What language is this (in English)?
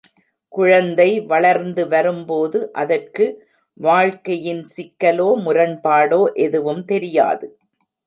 Tamil